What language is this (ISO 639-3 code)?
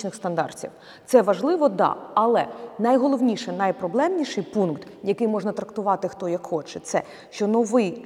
ukr